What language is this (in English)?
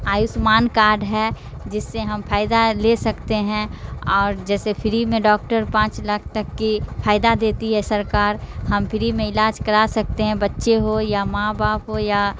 Urdu